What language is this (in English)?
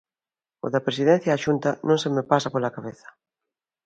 Galician